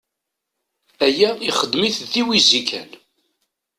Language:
Kabyle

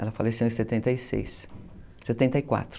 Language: Portuguese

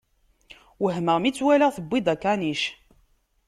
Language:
Kabyle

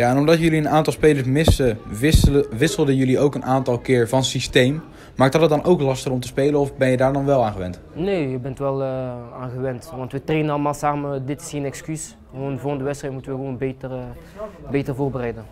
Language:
Dutch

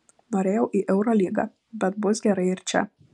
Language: Lithuanian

